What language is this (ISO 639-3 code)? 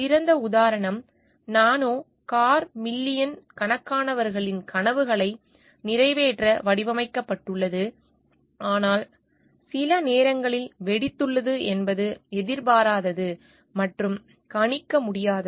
tam